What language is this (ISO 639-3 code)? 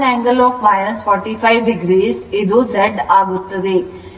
kan